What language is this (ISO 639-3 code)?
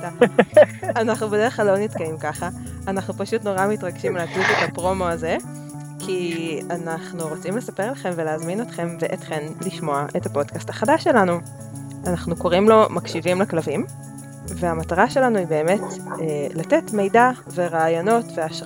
heb